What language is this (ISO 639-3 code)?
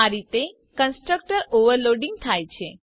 guj